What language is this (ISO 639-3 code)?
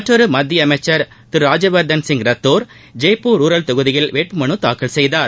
tam